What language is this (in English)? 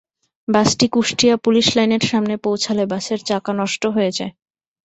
Bangla